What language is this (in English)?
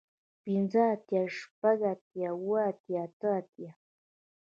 Pashto